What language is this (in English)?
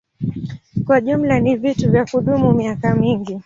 Swahili